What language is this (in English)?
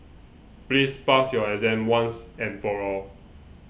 English